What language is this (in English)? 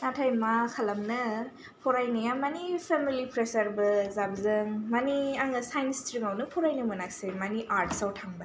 Bodo